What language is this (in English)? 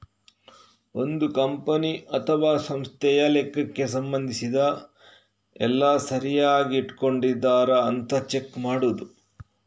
Kannada